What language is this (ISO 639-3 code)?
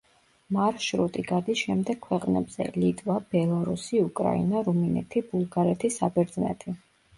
kat